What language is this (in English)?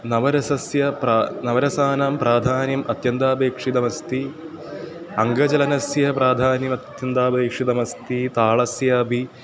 Sanskrit